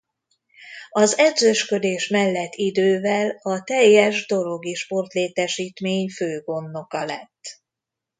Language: Hungarian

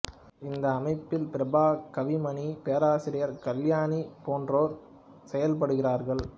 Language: Tamil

